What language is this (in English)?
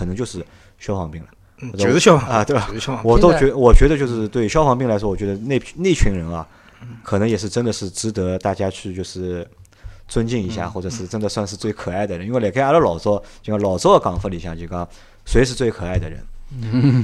Chinese